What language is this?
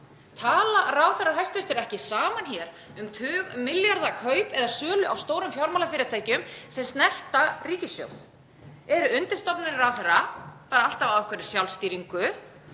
Icelandic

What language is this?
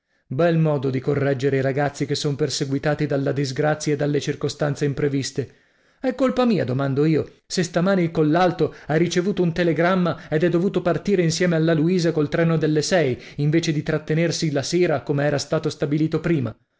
Italian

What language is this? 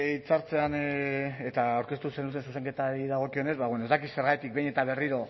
Basque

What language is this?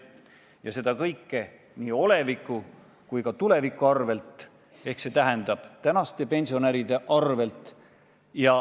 Estonian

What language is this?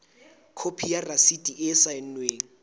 Southern Sotho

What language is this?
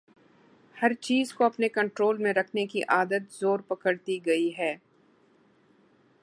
Urdu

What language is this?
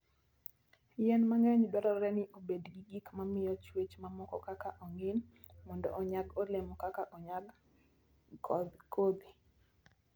Luo (Kenya and Tanzania)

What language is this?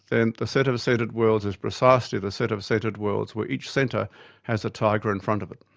English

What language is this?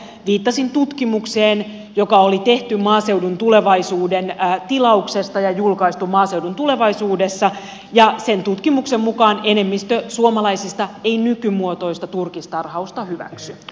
Finnish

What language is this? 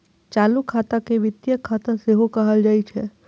Maithili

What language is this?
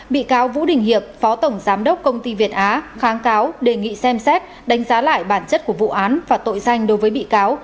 Vietnamese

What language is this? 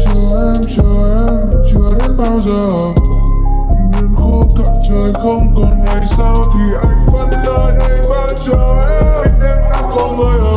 Vietnamese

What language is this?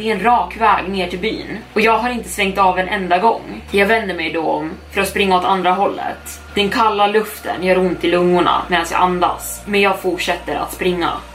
Swedish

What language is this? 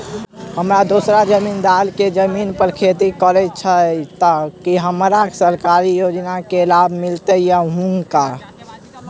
Maithili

